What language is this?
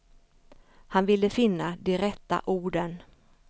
Swedish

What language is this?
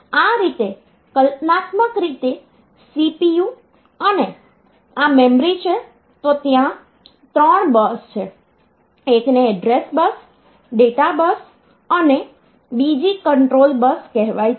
Gujarati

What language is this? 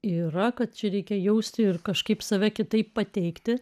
Lithuanian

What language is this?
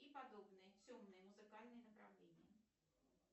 Russian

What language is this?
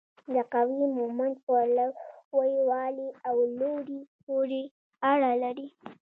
Pashto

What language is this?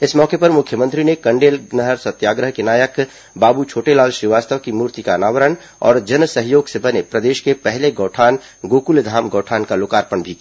Hindi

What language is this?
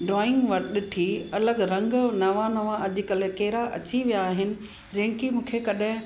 Sindhi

